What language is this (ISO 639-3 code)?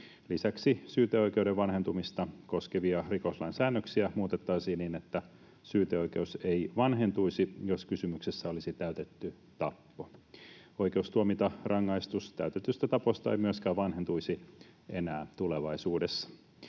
fin